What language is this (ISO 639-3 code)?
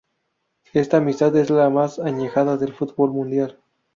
spa